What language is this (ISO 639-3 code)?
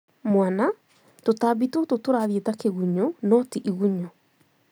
kik